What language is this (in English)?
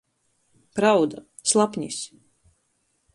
Latgalian